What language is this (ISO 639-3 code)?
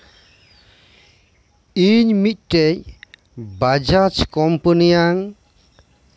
sat